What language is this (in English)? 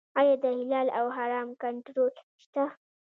Pashto